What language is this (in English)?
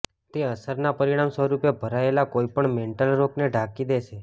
Gujarati